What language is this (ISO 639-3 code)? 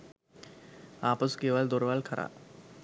sin